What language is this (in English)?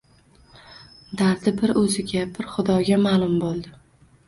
Uzbek